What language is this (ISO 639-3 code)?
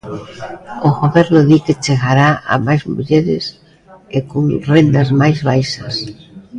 glg